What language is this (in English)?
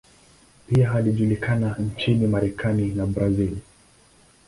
Swahili